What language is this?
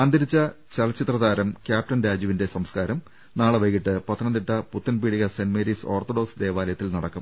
Malayalam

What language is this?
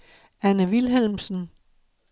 Danish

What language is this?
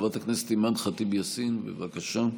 Hebrew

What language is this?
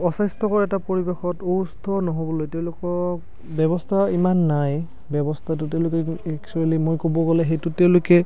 Assamese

